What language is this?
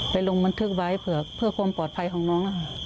Thai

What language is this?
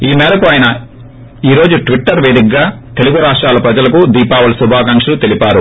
Telugu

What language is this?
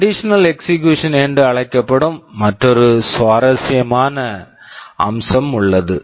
Tamil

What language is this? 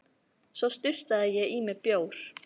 Icelandic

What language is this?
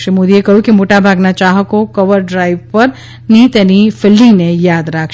Gujarati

